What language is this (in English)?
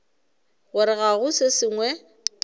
Northern Sotho